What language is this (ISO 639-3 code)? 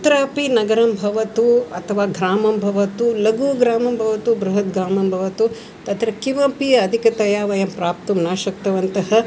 san